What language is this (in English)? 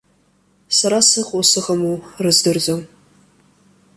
Abkhazian